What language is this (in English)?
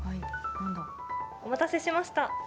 Japanese